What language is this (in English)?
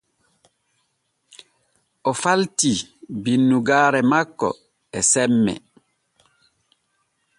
Borgu Fulfulde